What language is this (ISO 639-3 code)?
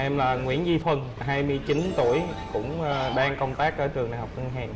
vie